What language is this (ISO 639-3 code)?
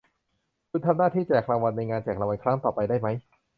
tha